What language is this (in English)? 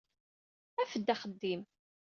Kabyle